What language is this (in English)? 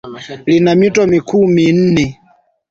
Swahili